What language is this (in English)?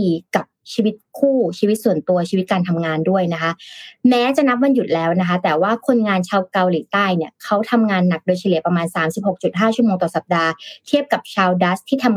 Thai